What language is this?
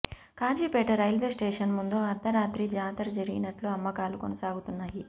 Telugu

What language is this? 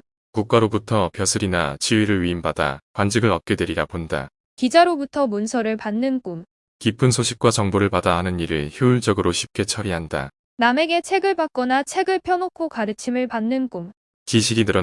Korean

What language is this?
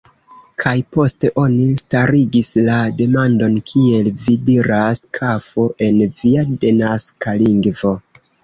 Esperanto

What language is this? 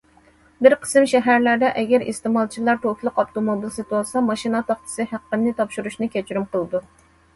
Uyghur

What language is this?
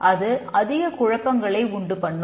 Tamil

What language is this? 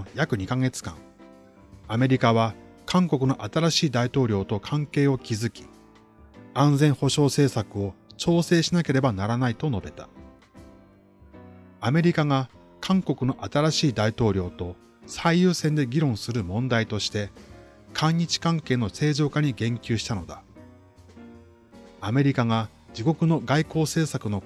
Japanese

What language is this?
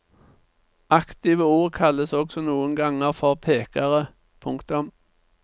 Norwegian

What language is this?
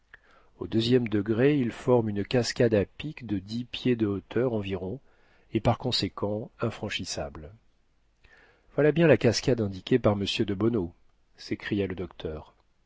French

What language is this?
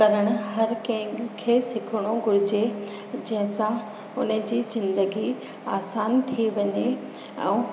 Sindhi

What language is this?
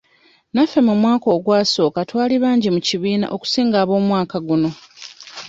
Ganda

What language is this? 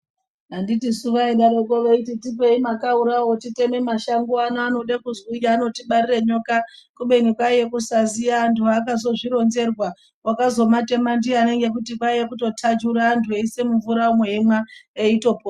Ndau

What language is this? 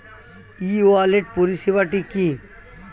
Bangla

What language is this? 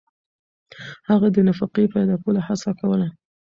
Pashto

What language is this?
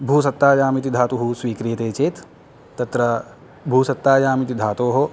Sanskrit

